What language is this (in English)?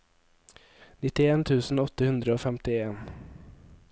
Norwegian